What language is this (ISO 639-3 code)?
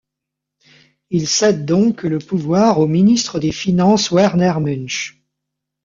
fra